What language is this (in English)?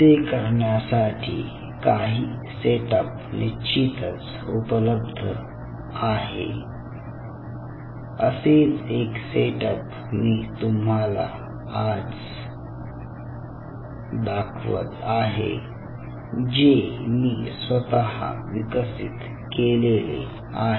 Marathi